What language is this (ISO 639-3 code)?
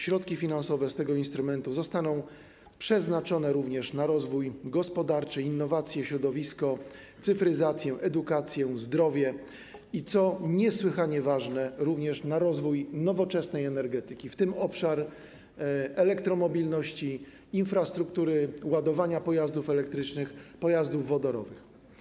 pol